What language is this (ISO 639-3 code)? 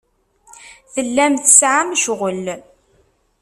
kab